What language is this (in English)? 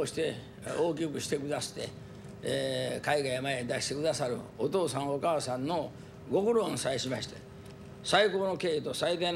Japanese